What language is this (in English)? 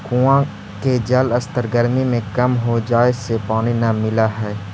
Magahi